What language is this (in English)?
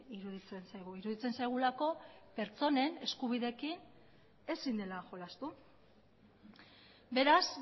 Basque